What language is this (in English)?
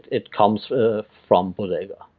English